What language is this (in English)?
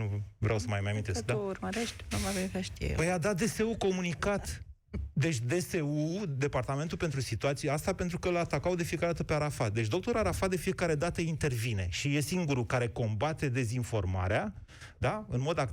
Romanian